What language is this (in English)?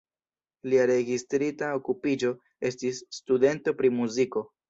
Esperanto